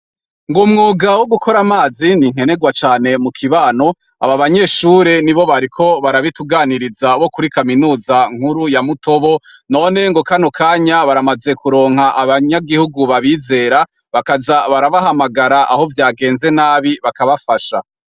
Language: Rundi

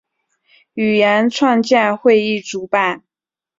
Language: Chinese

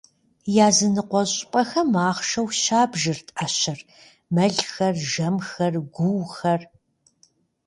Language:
Kabardian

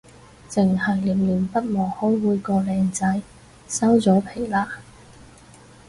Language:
Cantonese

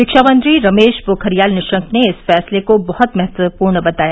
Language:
Hindi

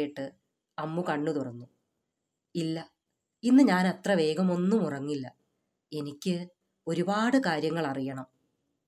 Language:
Malayalam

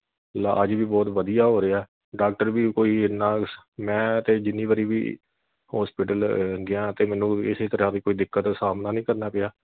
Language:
Punjabi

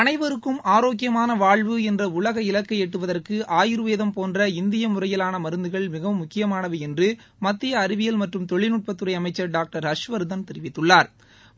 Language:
Tamil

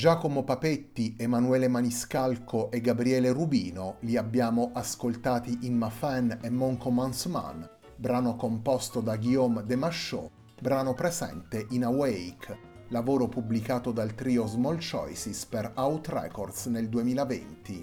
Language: Italian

